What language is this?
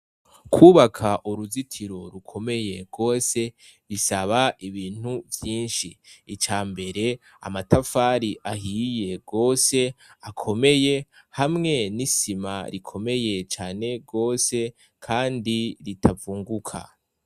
Rundi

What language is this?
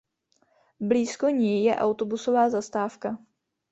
Czech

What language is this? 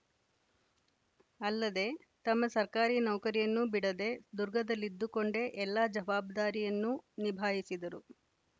Kannada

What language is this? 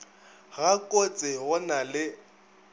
Northern Sotho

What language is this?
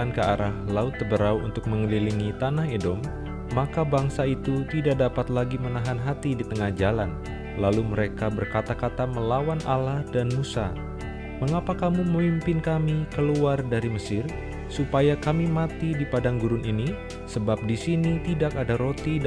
Indonesian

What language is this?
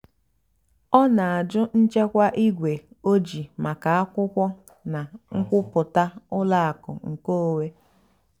Igbo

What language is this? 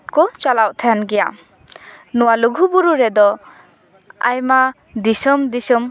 Santali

